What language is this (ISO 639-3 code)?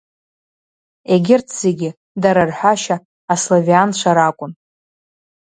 abk